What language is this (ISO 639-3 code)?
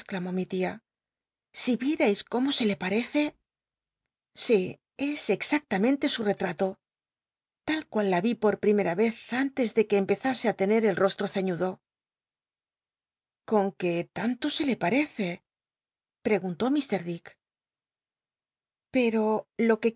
spa